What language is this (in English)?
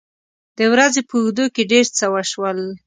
Pashto